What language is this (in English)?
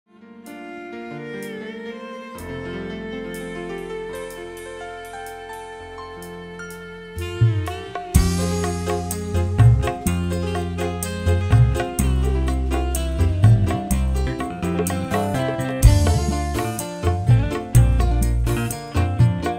Indonesian